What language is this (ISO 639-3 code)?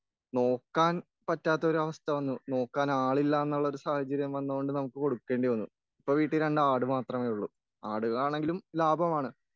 mal